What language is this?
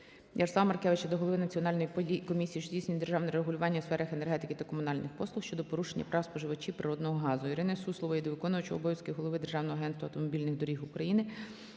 Ukrainian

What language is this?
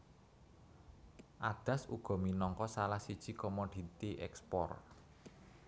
Javanese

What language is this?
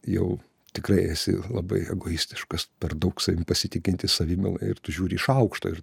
Lithuanian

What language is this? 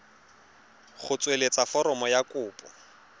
Tswana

